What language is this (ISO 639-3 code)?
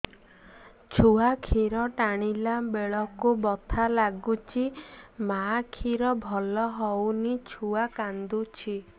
ori